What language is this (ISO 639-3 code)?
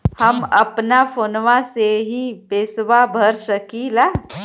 bho